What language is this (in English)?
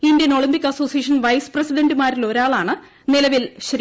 Malayalam